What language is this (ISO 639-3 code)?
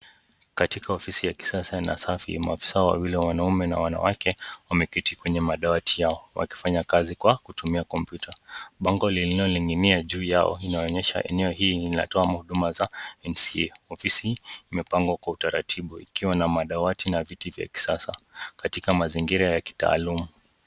swa